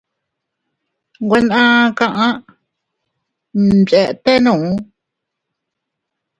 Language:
Teutila Cuicatec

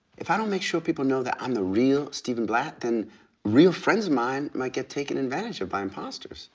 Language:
English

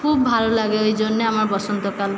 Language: Bangla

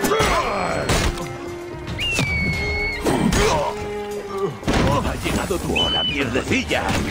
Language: Spanish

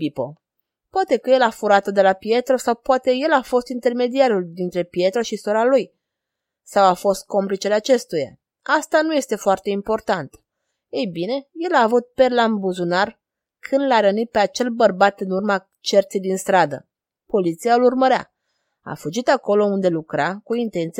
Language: Romanian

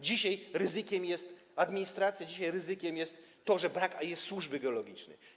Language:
Polish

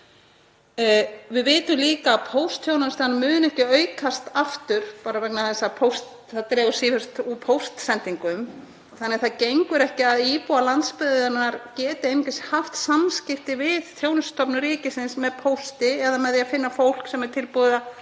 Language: Icelandic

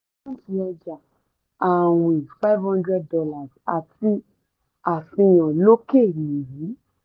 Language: Yoruba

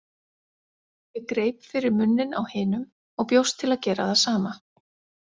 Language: Icelandic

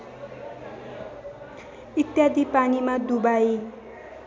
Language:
Nepali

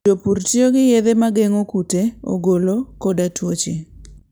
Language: Luo (Kenya and Tanzania)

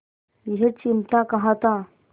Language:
Hindi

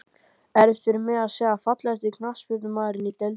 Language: Icelandic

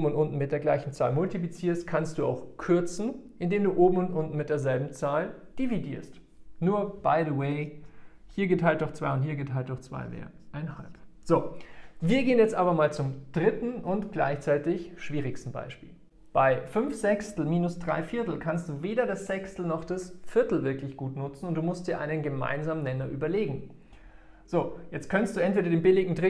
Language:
German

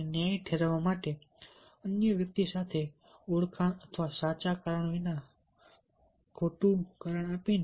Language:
Gujarati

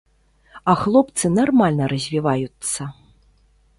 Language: Belarusian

